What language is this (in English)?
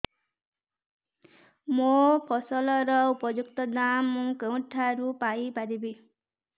Odia